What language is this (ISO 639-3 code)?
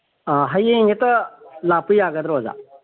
mni